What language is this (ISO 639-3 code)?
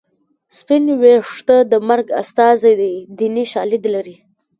pus